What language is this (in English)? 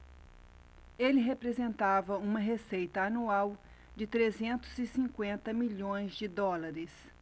Portuguese